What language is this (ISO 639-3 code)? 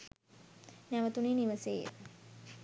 sin